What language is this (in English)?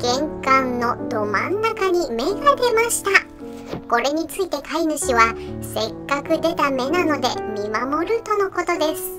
Japanese